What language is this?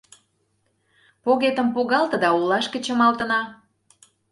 Mari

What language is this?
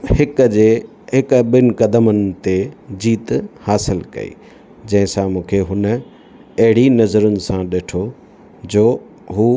Sindhi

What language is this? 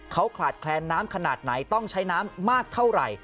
Thai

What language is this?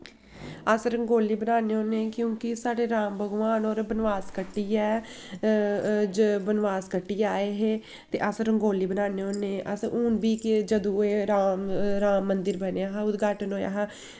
Dogri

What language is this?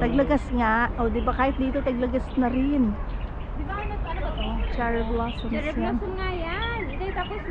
Filipino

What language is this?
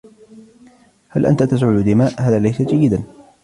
Arabic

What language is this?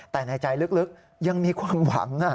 Thai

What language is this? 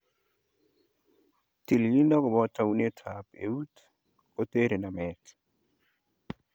Kalenjin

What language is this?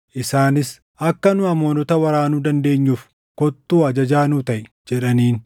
Oromo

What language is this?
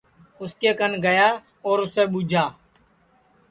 Sansi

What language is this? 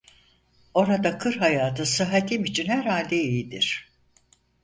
Turkish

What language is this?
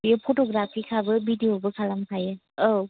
Bodo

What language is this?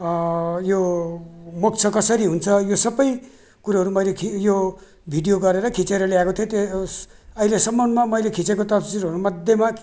Nepali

